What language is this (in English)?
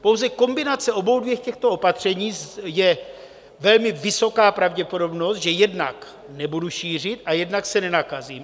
Czech